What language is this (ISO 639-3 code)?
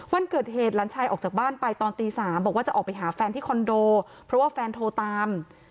tha